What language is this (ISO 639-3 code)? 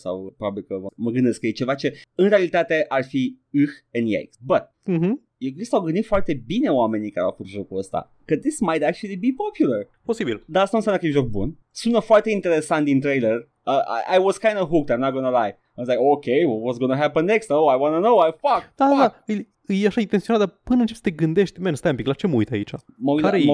ron